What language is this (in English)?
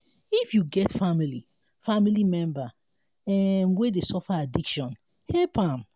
Nigerian Pidgin